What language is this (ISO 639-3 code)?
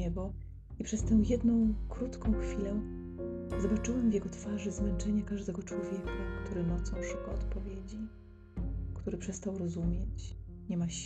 pol